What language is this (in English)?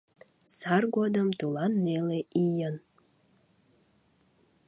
Mari